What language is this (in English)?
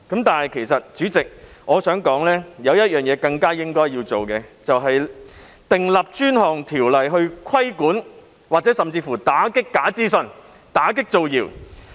Cantonese